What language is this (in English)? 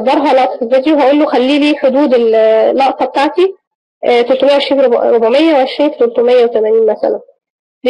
Arabic